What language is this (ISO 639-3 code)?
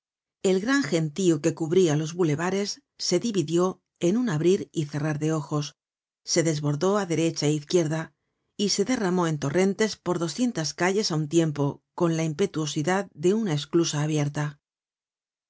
spa